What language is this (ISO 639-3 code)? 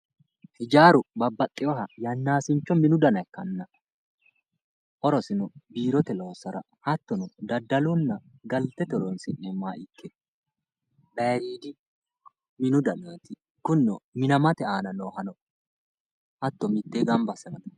sid